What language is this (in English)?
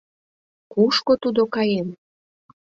Mari